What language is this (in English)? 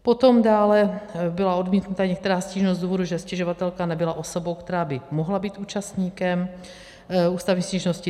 Czech